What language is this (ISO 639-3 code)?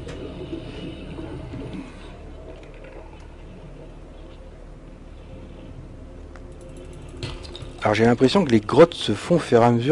fra